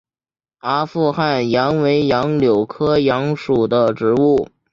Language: Chinese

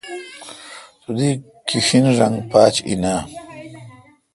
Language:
Kalkoti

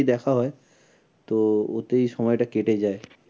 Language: Bangla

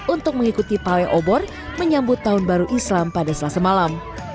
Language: Indonesian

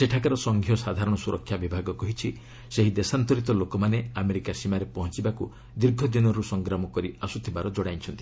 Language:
Odia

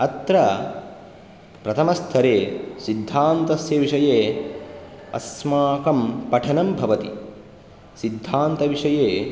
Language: Sanskrit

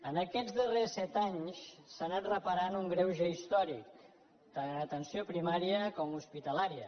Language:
Catalan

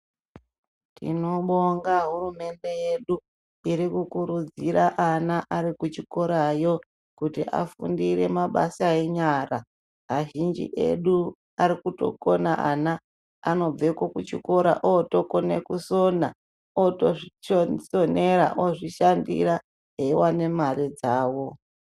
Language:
Ndau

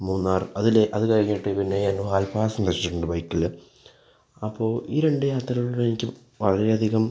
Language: Malayalam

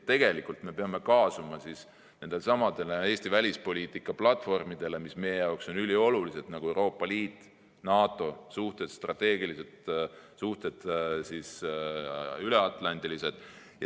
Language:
Estonian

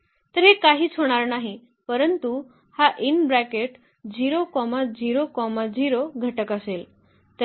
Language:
Marathi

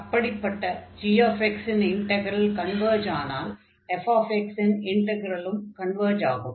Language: Tamil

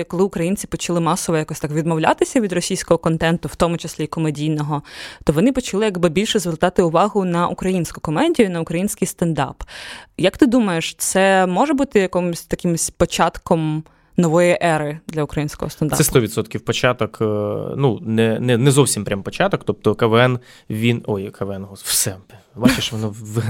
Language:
Ukrainian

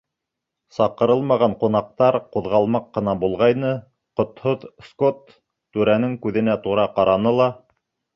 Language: Bashkir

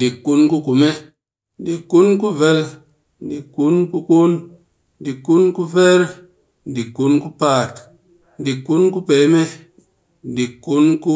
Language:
Cakfem-Mushere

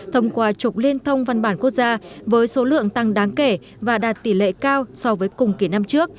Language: Vietnamese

